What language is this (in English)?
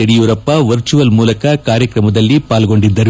Kannada